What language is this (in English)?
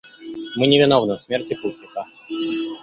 Russian